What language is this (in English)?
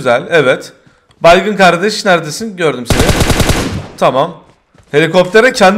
Turkish